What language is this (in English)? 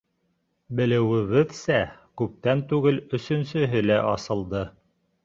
Bashkir